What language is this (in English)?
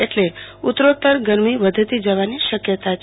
Gujarati